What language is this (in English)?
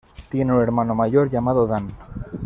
Spanish